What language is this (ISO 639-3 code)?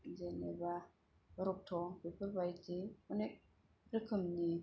brx